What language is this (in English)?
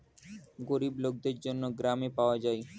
Bangla